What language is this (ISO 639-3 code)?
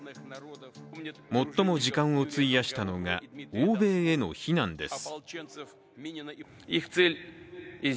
jpn